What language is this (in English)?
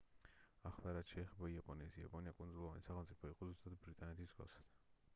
Georgian